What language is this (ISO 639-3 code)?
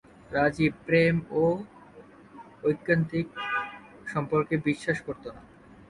ben